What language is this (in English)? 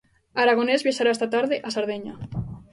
Galician